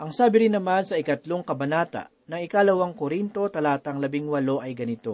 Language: Filipino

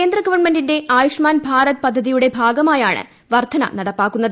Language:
Malayalam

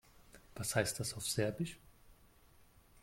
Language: German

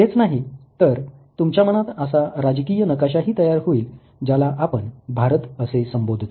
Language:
Marathi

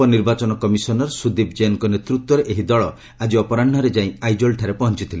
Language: Odia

